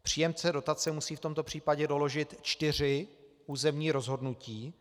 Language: Czech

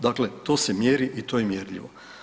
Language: Croatian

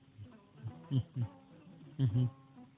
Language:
Fula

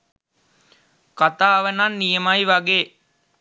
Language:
Sinhala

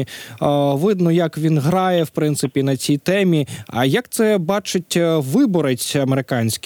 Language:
Ukrainian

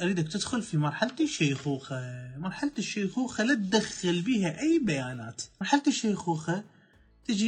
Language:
Arabic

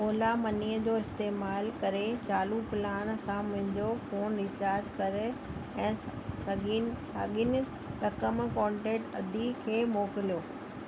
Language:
Sindhi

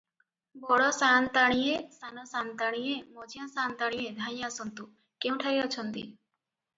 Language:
Odia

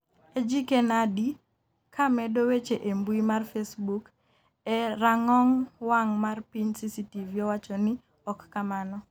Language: Luo (Kenya and Tanzania)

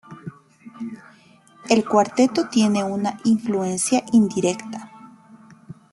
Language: Spanish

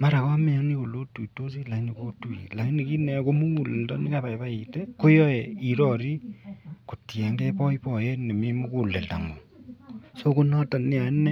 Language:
Kalenjin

